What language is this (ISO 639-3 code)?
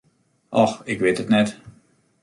fry